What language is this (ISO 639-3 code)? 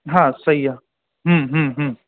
snd